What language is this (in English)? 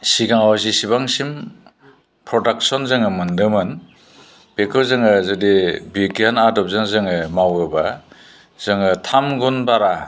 Bodo